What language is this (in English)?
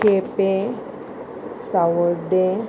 Konkani